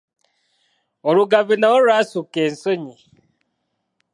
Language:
Ganda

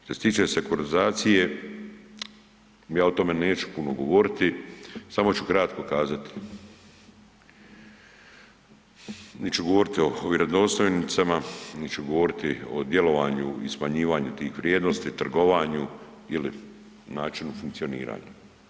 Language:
Croatian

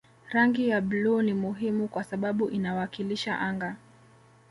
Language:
Swahili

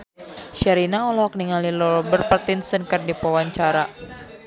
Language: Sundanese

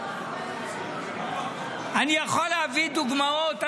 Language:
Hebrew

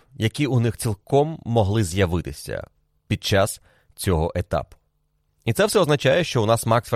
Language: Ukrainian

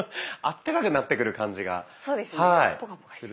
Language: Japanese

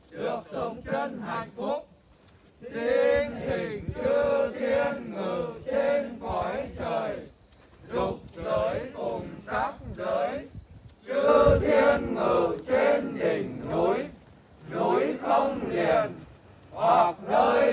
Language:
Vietnamese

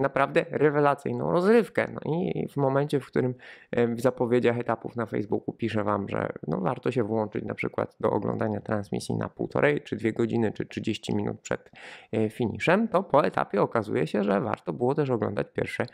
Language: Polish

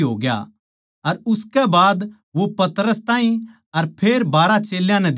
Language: Haryanvi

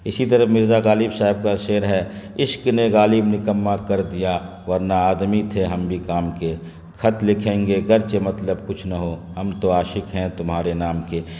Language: Urdu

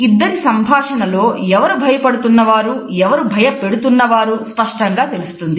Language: Telugu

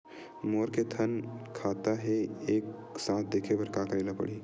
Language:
Chhattisgarhi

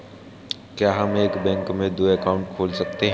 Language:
Hindi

